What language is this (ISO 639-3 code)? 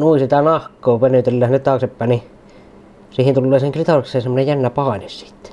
fin